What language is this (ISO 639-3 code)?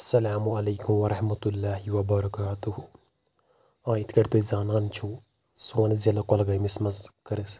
kas